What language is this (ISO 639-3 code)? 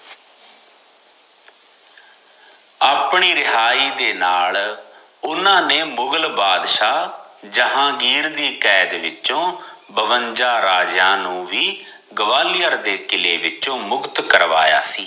pan